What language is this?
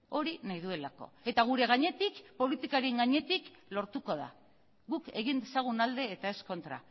Basque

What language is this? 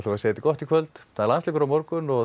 Icelandic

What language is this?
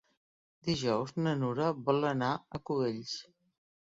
Catalan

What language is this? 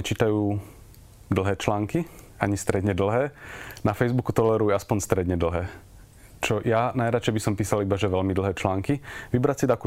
Slovak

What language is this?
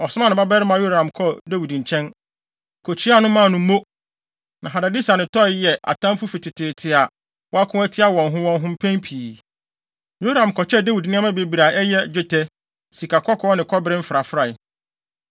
Akan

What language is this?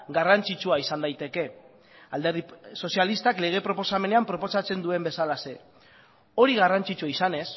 Basque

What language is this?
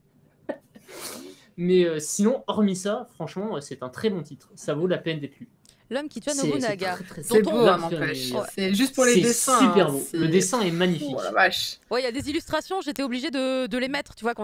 French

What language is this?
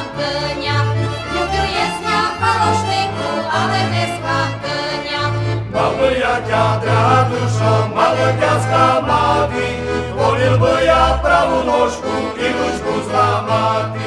Slovak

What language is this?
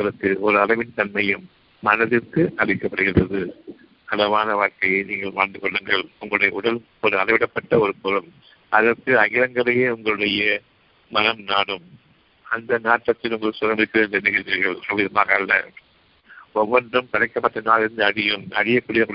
Tamil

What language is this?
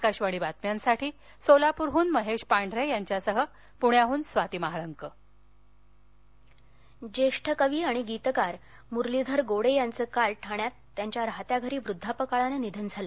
Marathi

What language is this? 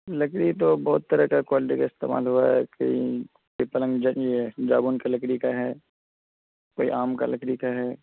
Urdu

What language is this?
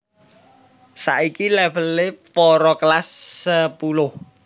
Javanese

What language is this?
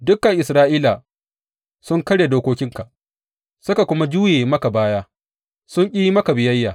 Hausa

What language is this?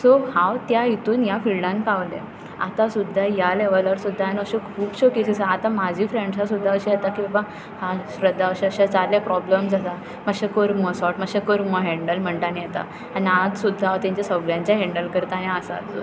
Konkani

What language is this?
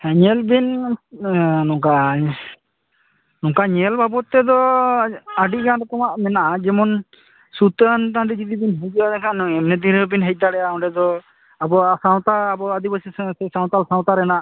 Santali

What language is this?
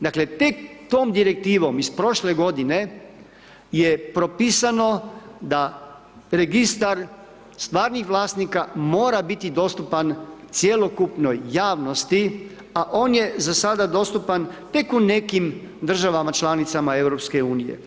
Croatian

